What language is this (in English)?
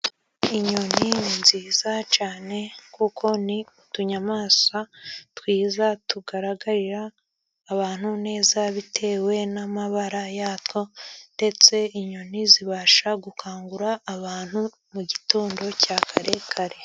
Kinyarwanda